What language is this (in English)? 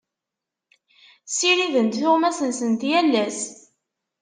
Kabyle